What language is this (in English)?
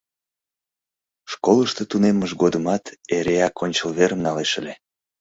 Mari